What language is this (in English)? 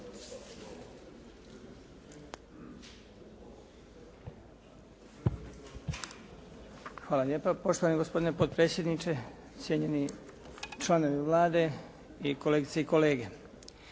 Croatian